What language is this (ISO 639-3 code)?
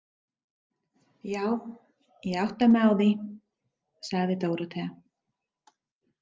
isl